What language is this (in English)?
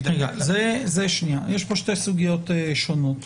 Hebrew